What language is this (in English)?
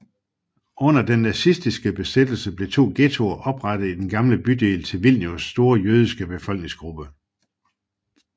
Danish